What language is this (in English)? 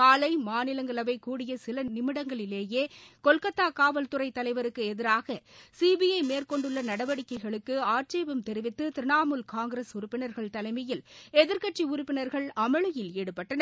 Tamil